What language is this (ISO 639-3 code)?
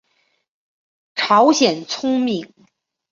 zho